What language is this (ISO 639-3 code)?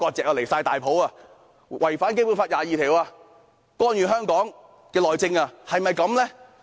yue